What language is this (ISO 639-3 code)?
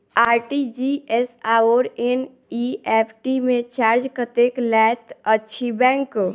mai